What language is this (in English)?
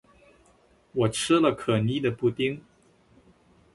Chinese